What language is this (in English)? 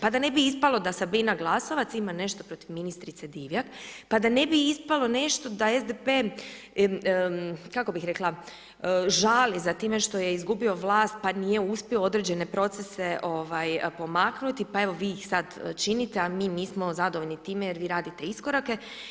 Croatian